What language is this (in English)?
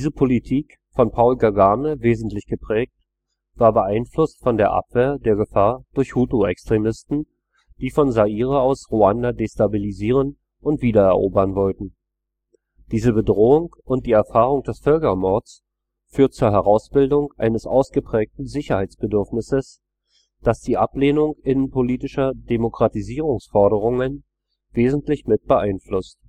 German